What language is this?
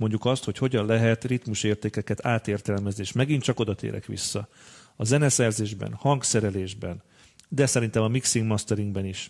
Hungarian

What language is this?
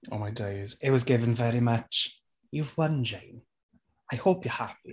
English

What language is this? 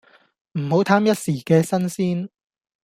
Cantonese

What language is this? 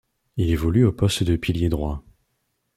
French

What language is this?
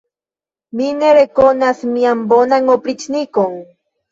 Esperanto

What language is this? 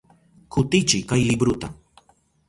Southern Pastaza Quechua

